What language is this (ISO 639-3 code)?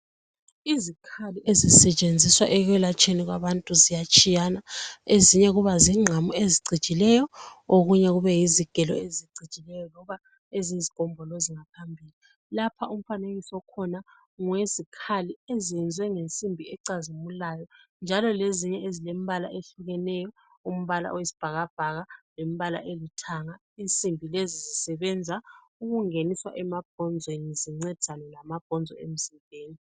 nde